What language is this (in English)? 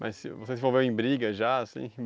Portuguese